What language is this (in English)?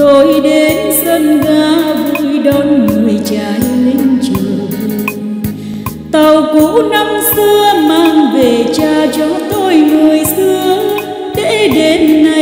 Vietnamese